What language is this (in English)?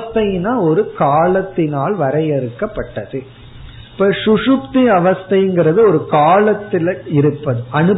Tamil